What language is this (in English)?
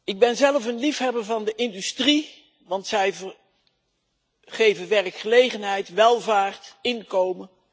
Dutch